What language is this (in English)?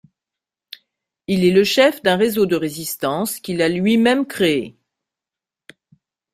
French